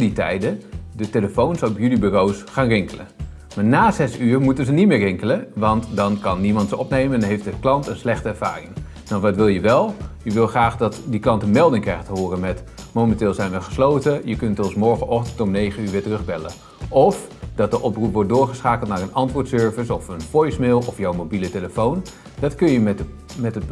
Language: Dutch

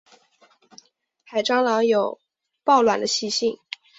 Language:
Chinese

